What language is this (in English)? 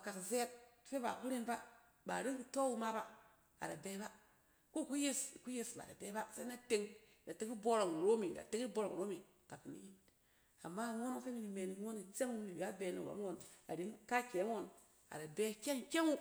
Cen